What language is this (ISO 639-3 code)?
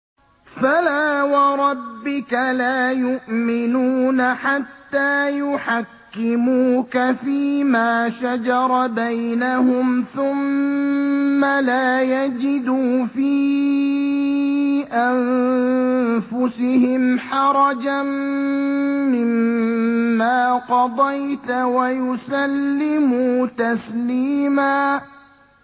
ara